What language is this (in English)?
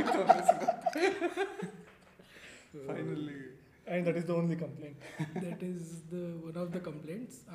Kannada